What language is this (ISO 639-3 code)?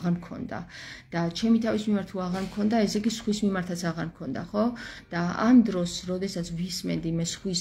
ron